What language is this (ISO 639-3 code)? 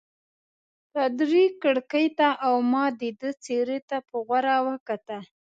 pus